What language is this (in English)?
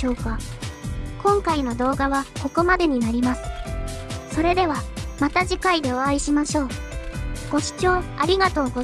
Japanese